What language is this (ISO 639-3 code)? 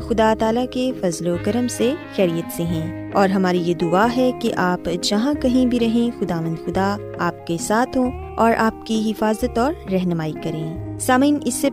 urd